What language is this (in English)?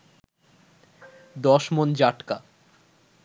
Bangla